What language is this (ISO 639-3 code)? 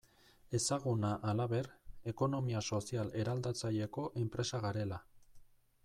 eus